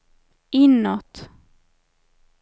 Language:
Swedish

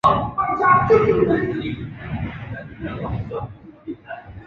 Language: Chinese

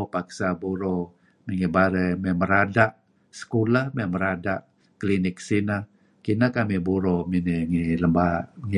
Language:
Kelabit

